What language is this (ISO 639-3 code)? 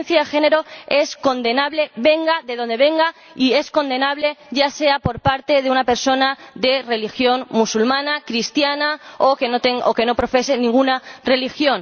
spa